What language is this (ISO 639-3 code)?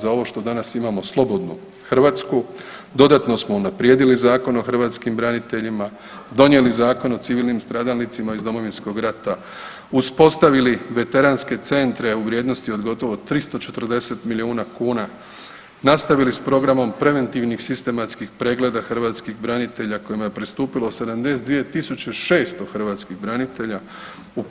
hrv